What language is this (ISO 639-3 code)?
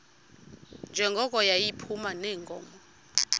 xho